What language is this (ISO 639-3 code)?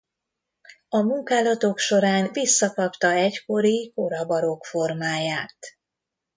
hun